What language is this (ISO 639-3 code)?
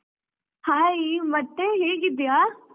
kan